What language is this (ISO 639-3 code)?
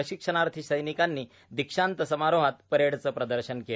mar